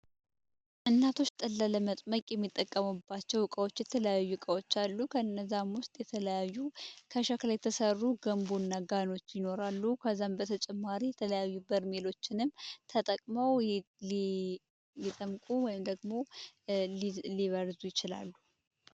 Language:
Amharic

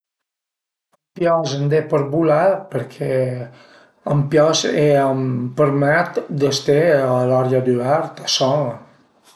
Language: Piedmontese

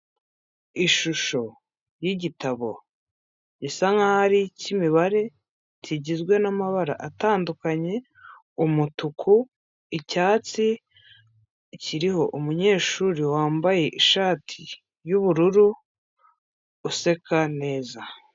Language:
Kinyarwanda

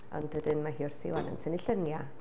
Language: Welsh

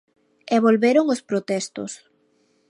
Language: Galician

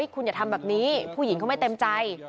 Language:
Thai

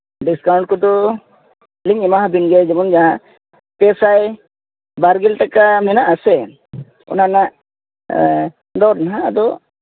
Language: Santali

